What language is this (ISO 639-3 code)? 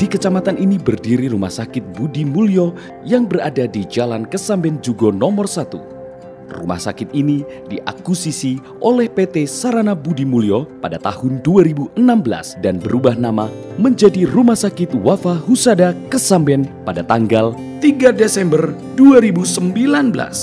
ind